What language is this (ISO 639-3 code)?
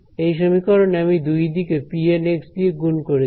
ben